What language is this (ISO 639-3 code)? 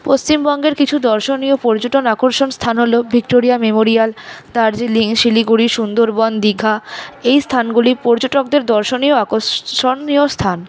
ben